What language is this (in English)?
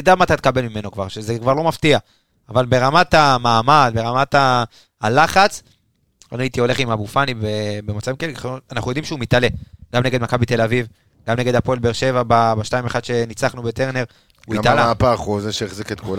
Hebrew